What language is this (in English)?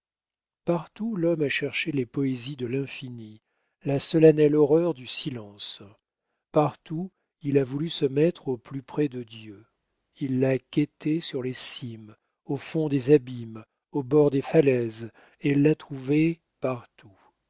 French